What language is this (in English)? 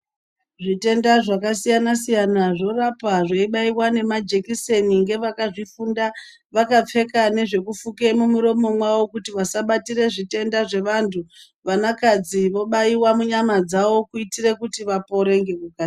Ndau